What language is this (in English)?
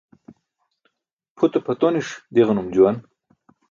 Burushaski